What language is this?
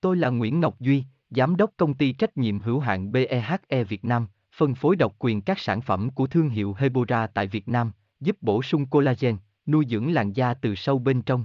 Vietnamese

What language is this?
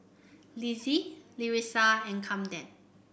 English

